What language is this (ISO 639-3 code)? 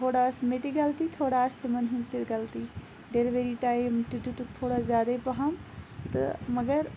kas